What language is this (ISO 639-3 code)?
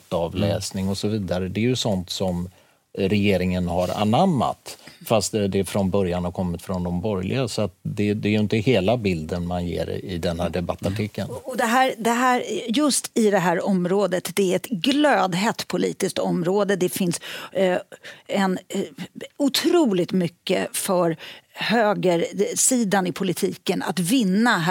swe